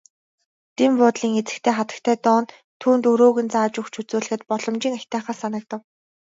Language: Mongolian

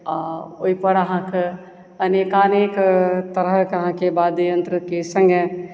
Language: Maithili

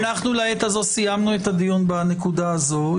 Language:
Hebrew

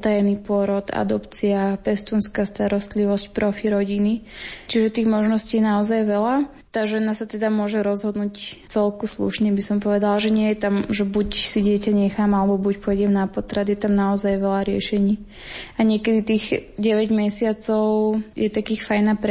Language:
Slovak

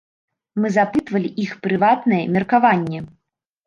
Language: Belarusian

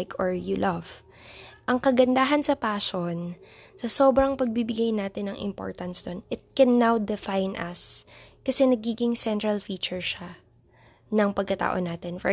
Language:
Filipino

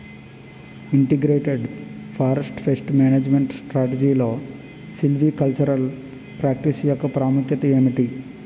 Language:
Telugu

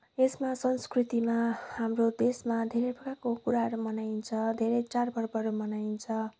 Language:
Nepali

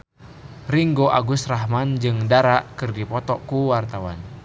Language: Sundanese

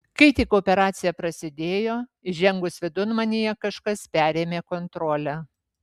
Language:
Lithuanian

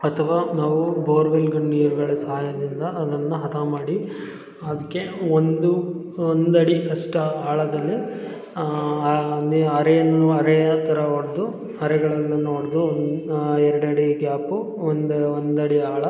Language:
Kannada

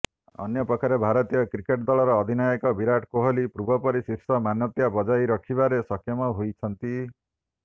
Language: Odia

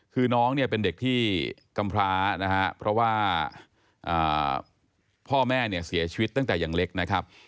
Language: Thai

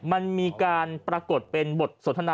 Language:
Thai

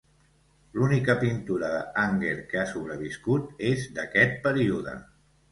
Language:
Catalan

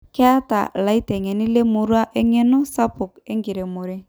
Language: Masai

